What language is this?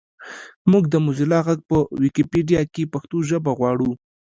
Pashto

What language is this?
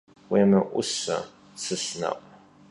Kabardian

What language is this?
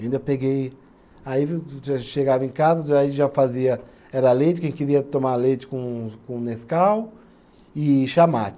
Portuguese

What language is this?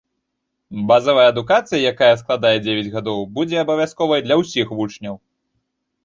Belarusian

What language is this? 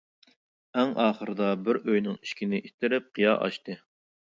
Uyghur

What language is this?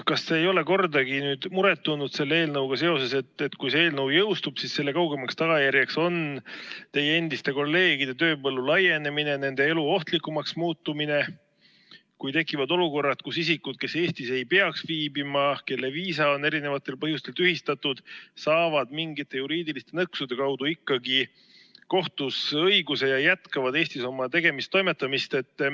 Estonian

